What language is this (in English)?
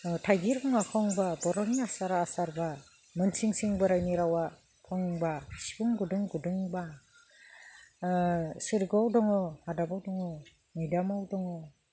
Bodo